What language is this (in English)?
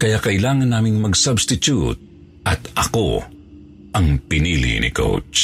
Filipino